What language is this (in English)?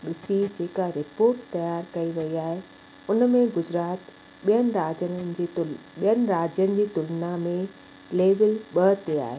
Sindhi